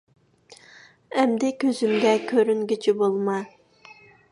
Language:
Uyghur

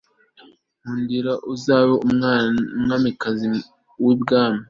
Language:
Kinyarwanda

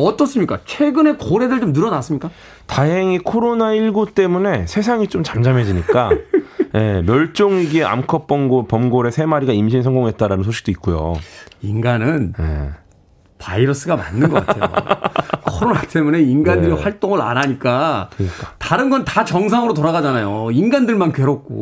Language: Korean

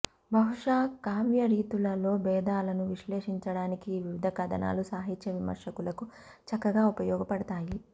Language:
Telugu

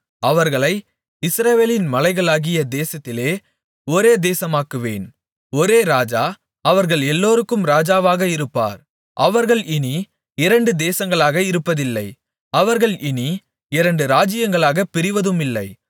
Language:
Tamil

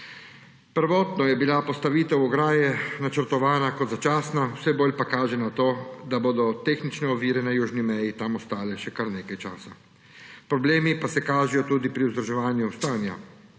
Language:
Slovenian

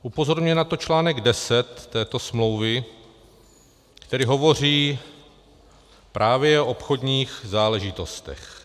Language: Czech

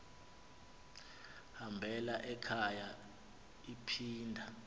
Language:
Xhosa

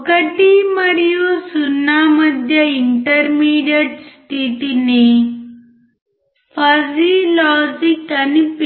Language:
Telugu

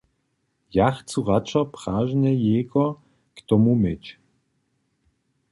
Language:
Upper Sorbian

